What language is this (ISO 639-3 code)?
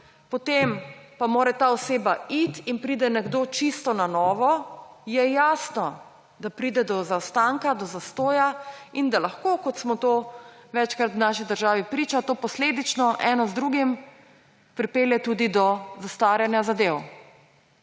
slv